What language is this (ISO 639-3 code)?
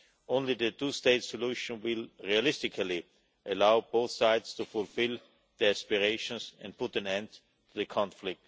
eng